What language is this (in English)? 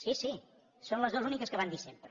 Catalan